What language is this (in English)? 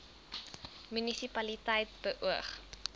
Afrikaans